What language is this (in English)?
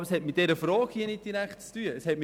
Swiss German